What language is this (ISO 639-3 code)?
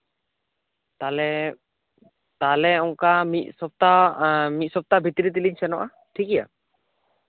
sat